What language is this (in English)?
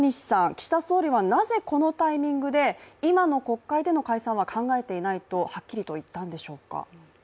Japanese